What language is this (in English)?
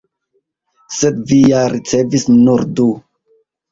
Esperanto